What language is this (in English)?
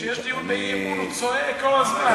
Hebrew